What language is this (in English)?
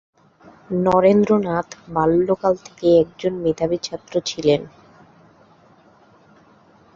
Bangla